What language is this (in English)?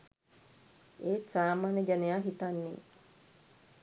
Sinhala